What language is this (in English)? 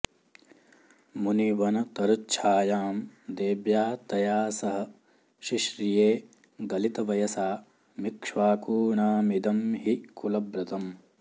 Sanskrit